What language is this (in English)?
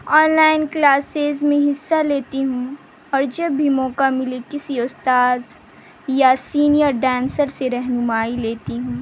Urdu